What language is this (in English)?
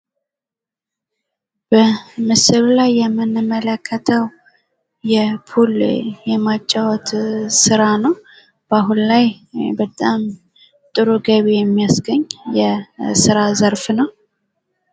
Amharic